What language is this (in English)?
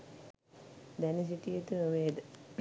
Sinhala